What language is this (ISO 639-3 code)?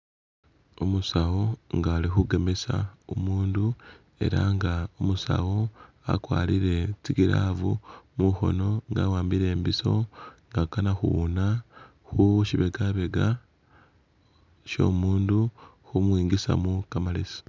myx